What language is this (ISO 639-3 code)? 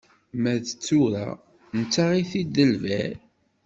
kab